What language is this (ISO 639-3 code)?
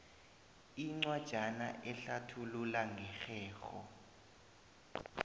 nbl